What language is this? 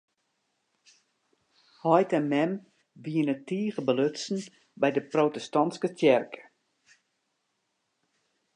Western Frisian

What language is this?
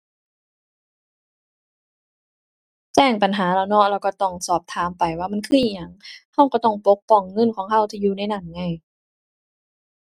Thai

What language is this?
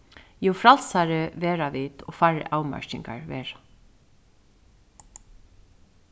Faroese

